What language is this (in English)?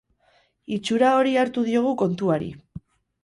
Basque